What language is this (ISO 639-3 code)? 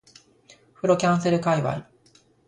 jpn